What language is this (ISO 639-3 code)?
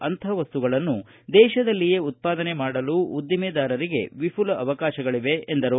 kan